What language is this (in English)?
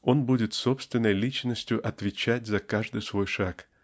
Russian